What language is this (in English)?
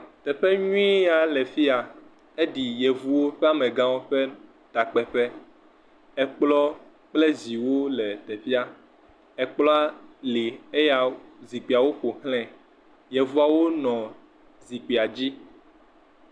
Ewe